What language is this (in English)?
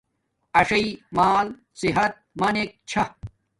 Domaaki